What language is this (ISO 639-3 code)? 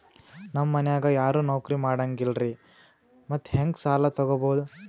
kan